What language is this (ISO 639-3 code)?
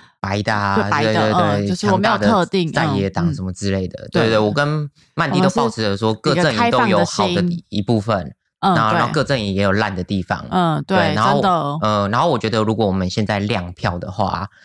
zho